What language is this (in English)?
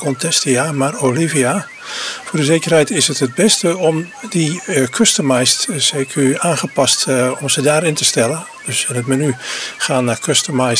Dutch